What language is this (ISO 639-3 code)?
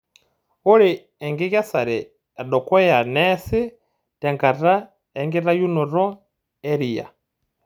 mas